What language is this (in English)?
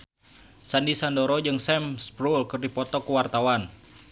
Sundanese